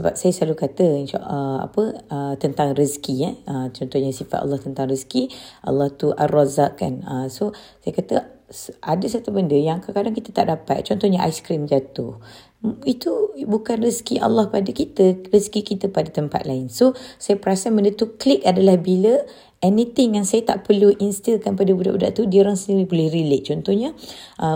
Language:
Malay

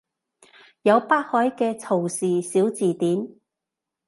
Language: Cantonese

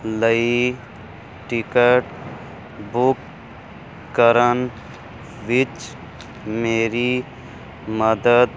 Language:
Punjabi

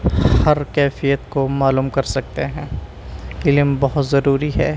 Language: Urdu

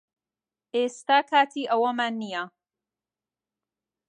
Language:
Central Kurdish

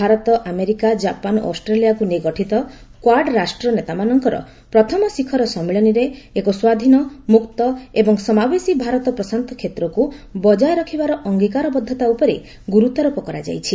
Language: Odia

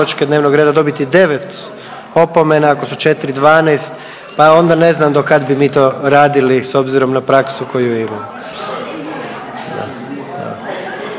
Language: Croatian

